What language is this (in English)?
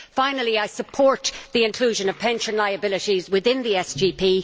English